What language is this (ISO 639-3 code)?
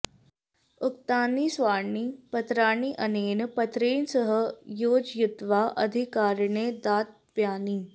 san